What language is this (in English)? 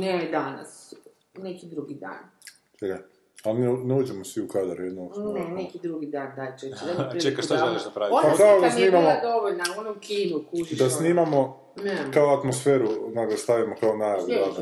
Croatian